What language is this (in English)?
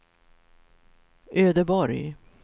Swedish